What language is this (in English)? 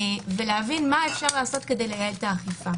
Hebrew